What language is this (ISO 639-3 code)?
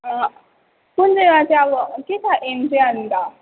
nep